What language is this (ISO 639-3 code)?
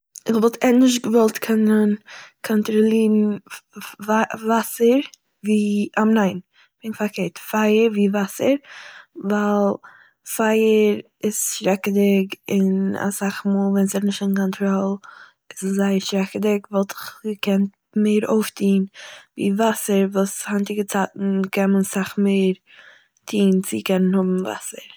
yid